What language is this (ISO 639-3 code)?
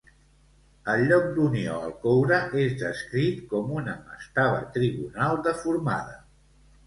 cat